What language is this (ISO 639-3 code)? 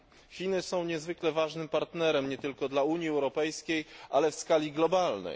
pol